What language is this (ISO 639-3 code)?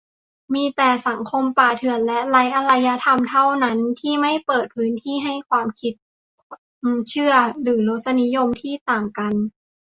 tha